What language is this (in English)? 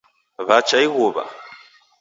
Taita